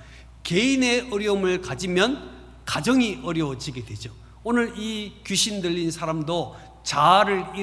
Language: Korean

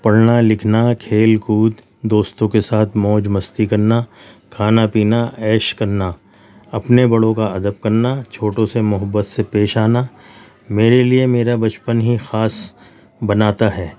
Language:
Urdu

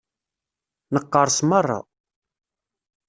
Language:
Kabyle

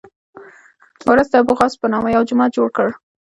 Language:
Pashto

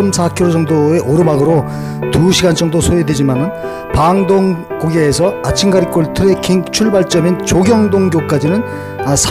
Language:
Korean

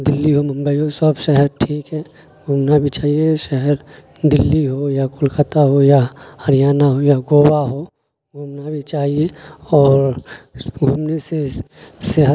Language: Urdu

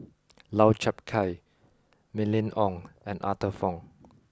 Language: English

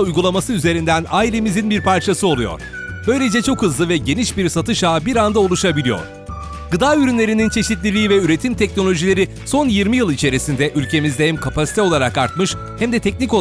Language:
Turkish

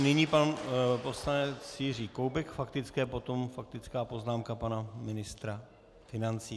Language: Czech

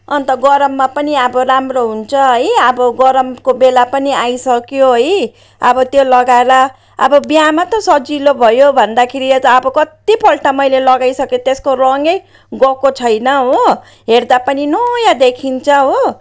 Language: Nepali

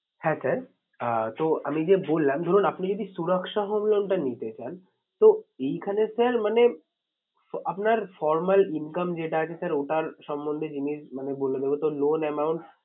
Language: Bangla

